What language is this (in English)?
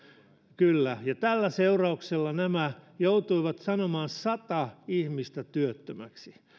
Finnish